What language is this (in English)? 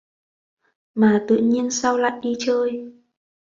Vietnamese